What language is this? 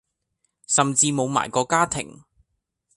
Cantonese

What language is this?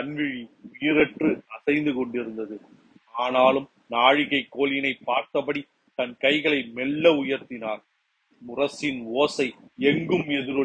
Tamil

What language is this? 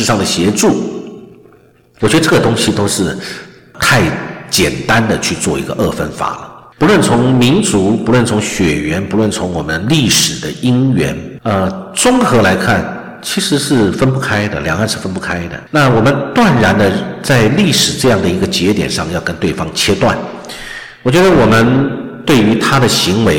Chinese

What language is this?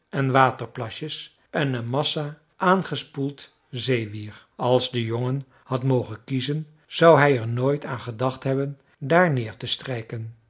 Dutch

